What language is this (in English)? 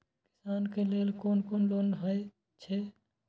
Maithili